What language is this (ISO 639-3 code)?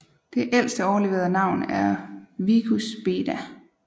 dan